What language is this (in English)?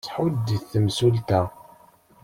Kabyle